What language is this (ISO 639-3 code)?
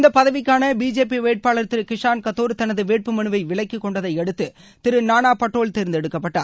tam